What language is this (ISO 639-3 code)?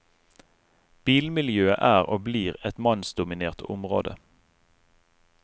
nor